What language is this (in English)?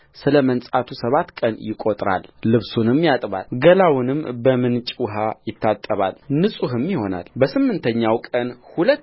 Amharic